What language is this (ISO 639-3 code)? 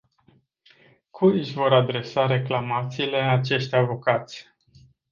ron